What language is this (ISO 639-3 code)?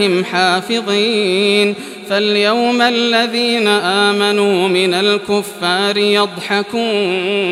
ara